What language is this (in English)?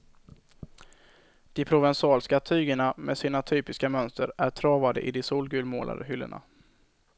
Swedish